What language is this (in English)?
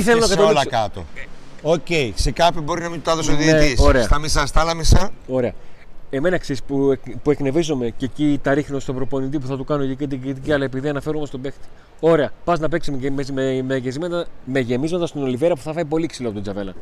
Greek